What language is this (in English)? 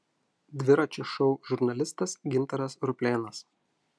Lithuanian